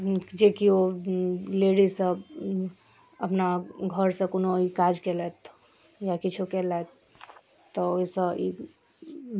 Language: Maithili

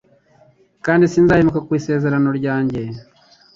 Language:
Kinyarwanda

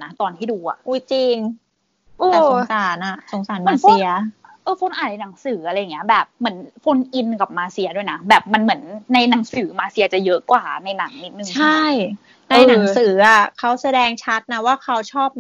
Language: Thai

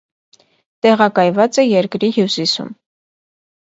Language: Armenian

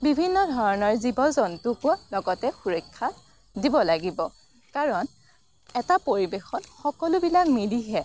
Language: Assamese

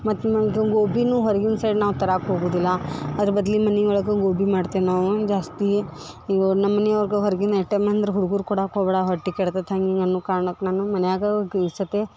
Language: Kannada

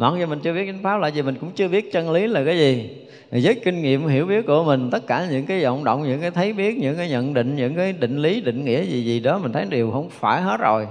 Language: Vietnamese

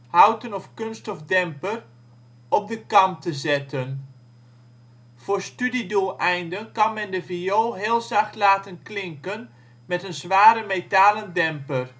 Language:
Dutch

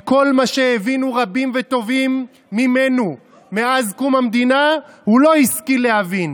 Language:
Hebrew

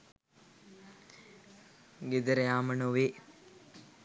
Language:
Sinhala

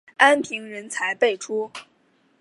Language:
Chinese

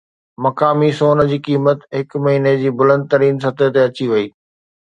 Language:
Sindhi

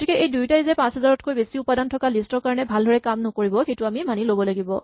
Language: Assamese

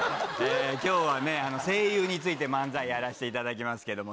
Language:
Japanese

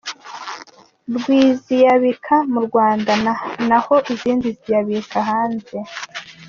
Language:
Kinyarwanda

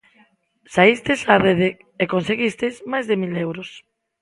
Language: Galician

